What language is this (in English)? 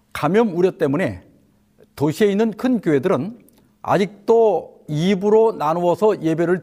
Korean